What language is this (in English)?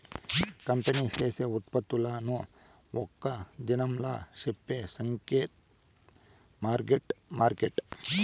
Telugu